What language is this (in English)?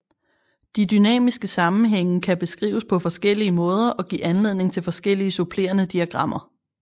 Danish